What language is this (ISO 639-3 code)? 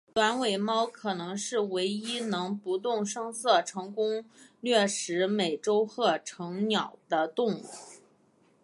zho